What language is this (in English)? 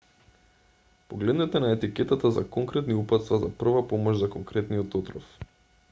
Macedonian